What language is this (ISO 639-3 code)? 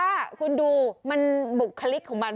tha